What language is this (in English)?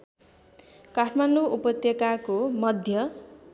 Nepali